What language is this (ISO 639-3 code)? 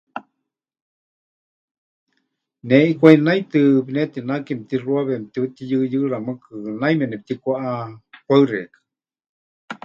hch